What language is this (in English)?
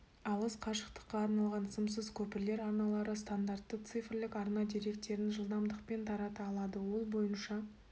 Kazakh